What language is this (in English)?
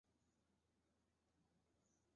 Chinese